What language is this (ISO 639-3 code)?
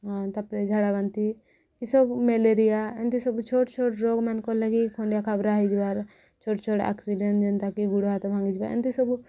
ori